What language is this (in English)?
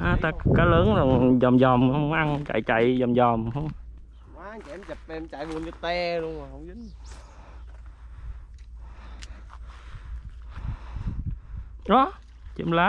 Vietnamese